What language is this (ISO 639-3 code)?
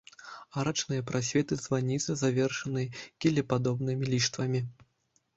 bel